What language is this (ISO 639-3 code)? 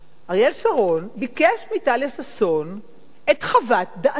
heb